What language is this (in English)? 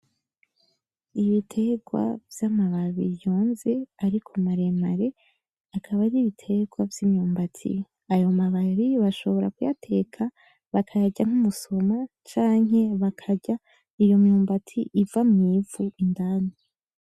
Rundi